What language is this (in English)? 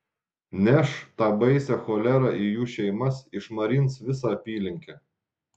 Lithuanian